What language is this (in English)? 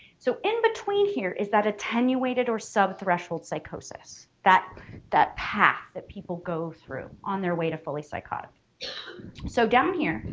English